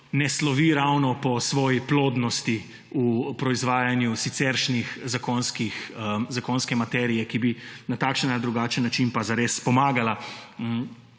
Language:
Slovenian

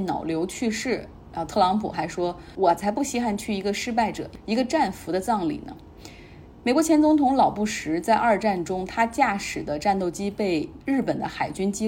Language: Chinese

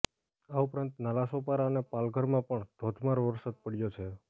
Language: Gujarati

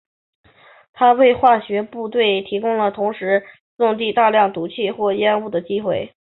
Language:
Chinese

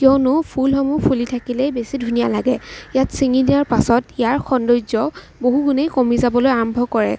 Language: Assamese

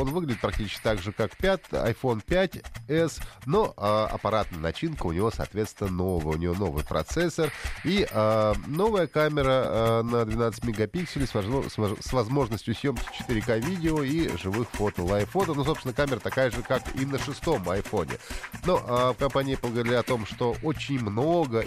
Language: Russian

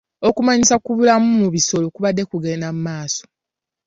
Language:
Ganda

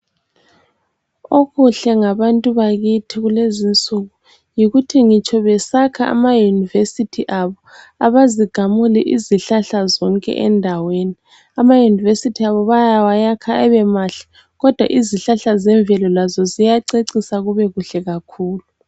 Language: North Ndebele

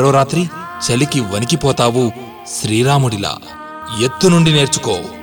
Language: Telugu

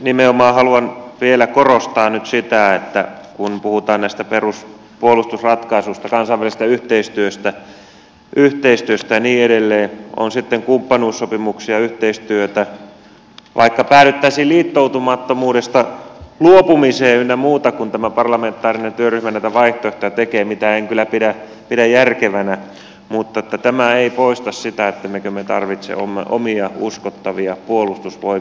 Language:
Finnish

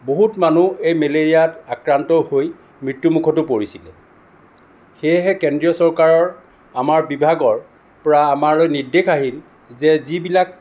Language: Assamese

